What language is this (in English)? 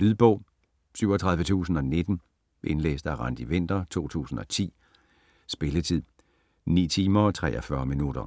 Danish